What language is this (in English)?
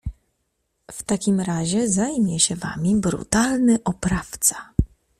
Polish